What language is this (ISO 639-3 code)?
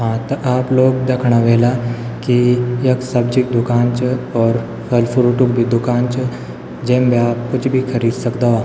gbm